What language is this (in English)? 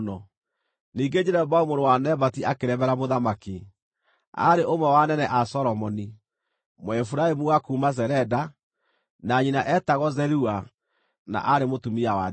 Kikuyu